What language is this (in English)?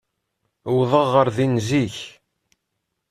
Kabyle